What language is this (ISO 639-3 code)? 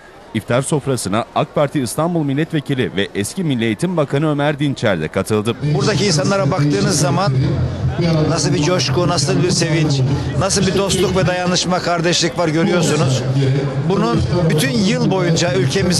tur